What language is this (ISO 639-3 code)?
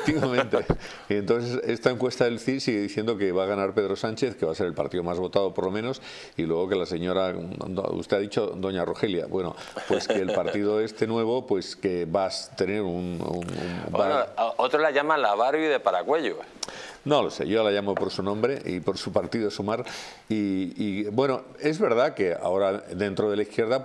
spa